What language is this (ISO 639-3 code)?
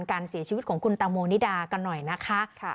tha